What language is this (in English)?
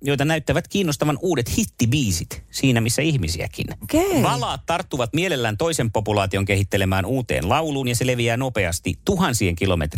Finnish